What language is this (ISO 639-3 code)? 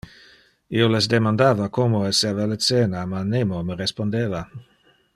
ina